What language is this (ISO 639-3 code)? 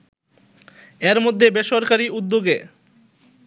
ben